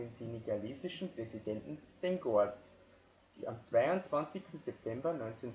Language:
German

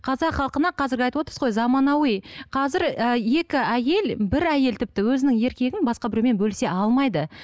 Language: Kazakh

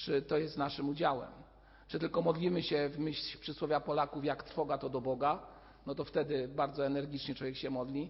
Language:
Polish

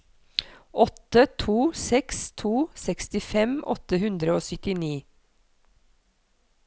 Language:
Norwegian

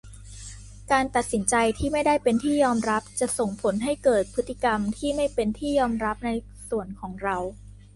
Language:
Thai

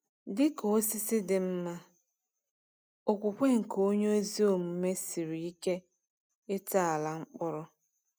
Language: Igbo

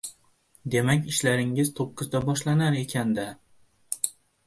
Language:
Uzbek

